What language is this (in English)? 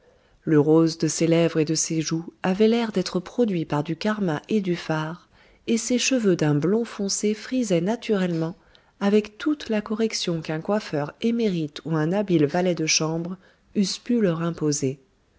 French